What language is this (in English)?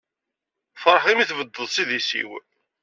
Kabyle